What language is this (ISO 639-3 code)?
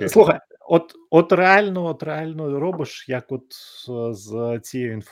ukr